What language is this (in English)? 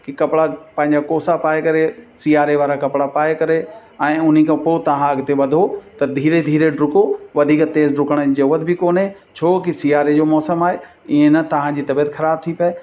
Sindhi